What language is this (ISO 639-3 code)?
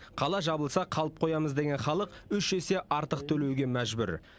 kaz